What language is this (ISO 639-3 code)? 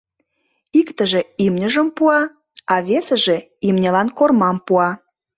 chm